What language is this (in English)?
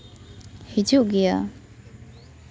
Santali